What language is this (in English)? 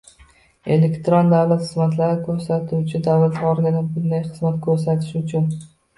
Uzbek